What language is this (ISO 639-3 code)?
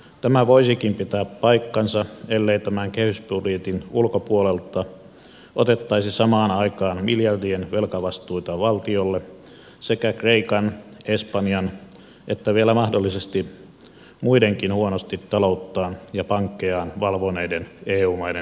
fin